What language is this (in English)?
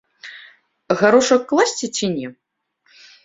Belarusian